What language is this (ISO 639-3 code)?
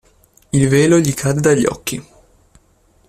ita